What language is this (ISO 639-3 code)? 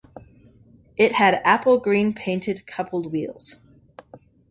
eng